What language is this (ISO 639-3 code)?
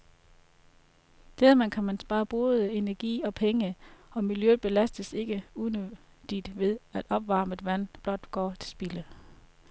dan